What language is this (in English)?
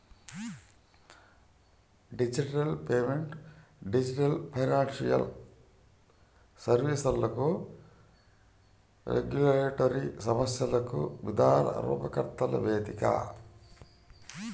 Telugu